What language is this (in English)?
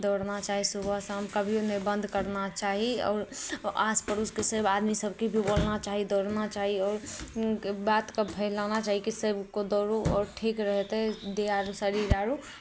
Maithili